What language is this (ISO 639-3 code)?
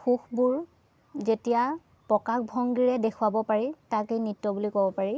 asm